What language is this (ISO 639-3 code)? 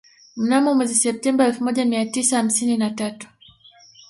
swa